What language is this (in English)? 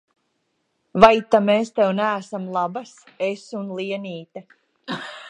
Latvian